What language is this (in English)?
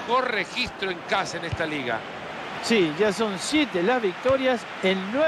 Spanish